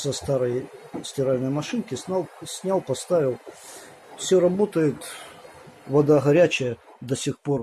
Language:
Russian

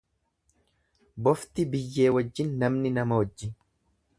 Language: Oromo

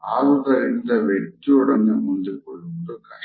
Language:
Kannada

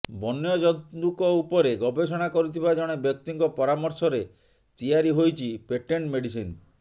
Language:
Odia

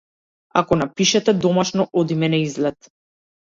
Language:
Macedonian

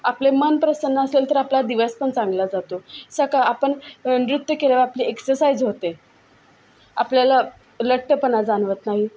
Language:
Marathi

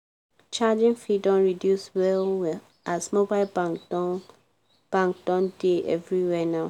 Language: Nigerian Pidgin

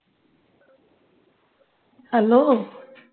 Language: Punjabi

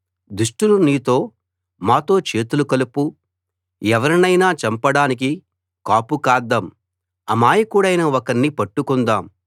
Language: Telugu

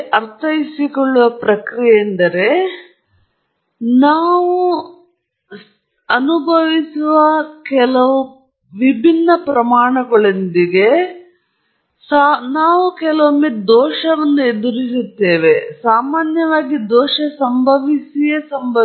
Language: Kannada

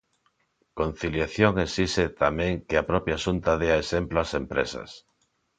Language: Galician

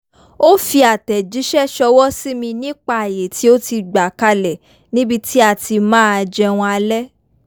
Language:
Yoruba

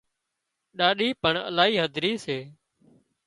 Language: Wadiyara Koli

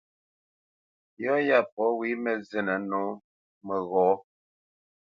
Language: Bamenyam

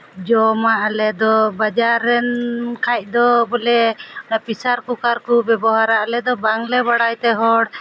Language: Santali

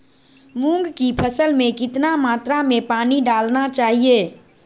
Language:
Magahi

